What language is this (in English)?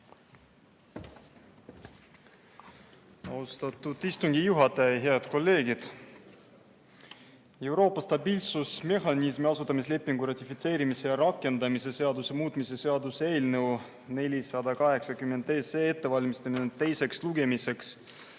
Estonian